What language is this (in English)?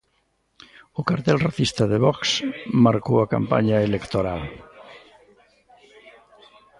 Galician